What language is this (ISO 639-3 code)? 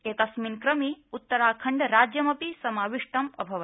san